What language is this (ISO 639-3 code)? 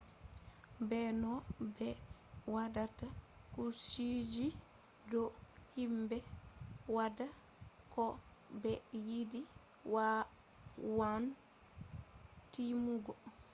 ful